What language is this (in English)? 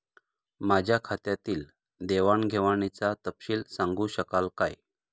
Marathi